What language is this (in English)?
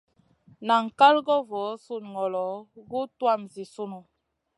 Masana